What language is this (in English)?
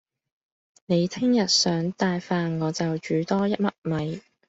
Cantonese